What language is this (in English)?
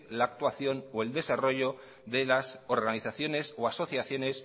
Spanish